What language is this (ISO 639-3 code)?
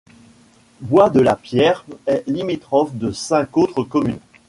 fra